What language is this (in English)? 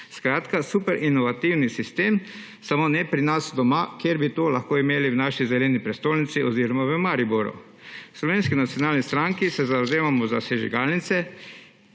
Slovenian